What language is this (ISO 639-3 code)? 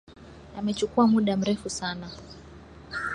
swa